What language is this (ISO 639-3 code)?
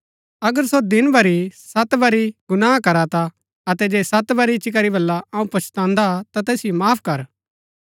gbk